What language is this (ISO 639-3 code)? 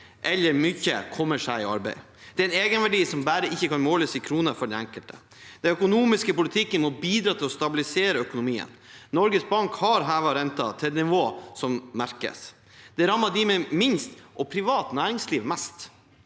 nor